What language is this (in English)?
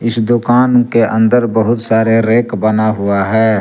Hindi